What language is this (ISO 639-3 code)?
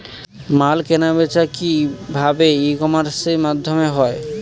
ben